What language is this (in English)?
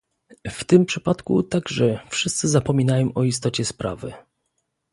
Polish